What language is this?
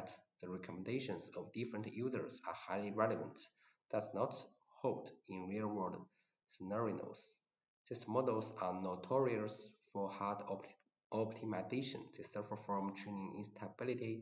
English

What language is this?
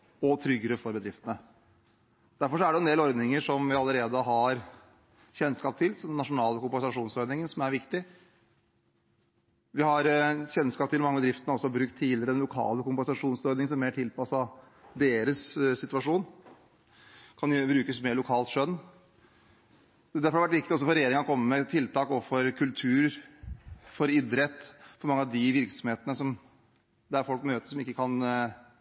Norwegian Bokmål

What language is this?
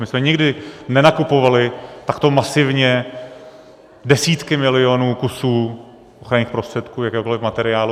Czech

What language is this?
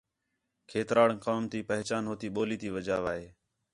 Khetrani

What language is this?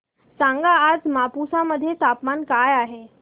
Marathi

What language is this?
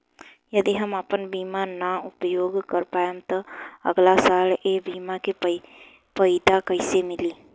Bhojpuri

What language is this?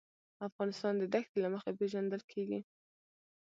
Pashto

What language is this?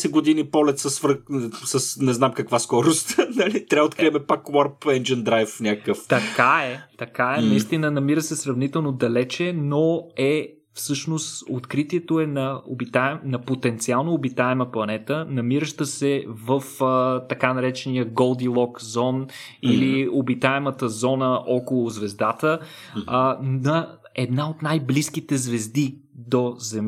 Bulgarian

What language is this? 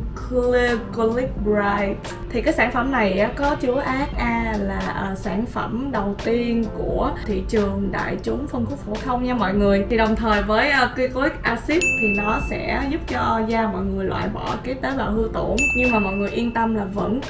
Vietnamese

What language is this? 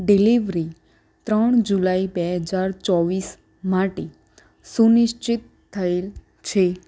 Gujarati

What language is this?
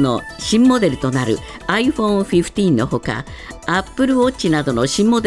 Japanese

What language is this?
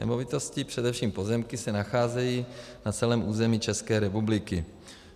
Czech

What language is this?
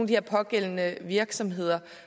Danish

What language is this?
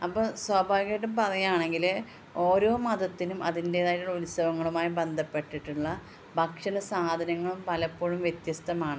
Malayalam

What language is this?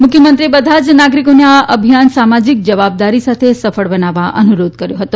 Gujarati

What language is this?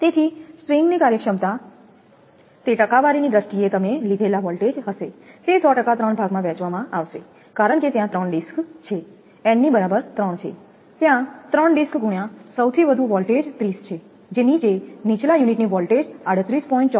Gujarati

